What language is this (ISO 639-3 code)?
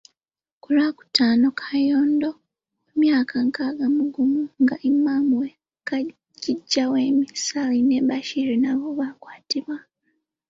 lug